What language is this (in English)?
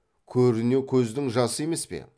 Kazakh